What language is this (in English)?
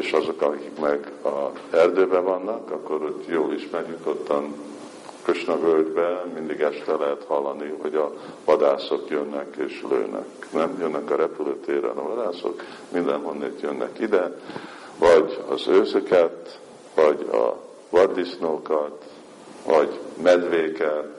Hungarian